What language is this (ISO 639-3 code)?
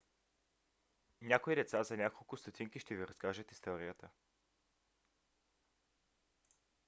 bul